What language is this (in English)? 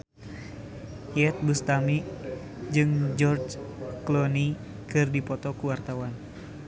Sundanese